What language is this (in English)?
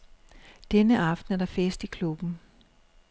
Danish